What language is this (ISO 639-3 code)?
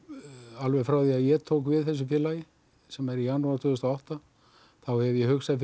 isl